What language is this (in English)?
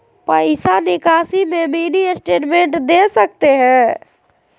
Magahi